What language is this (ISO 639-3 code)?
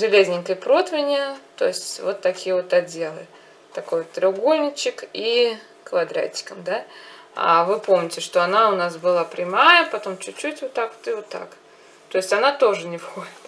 rus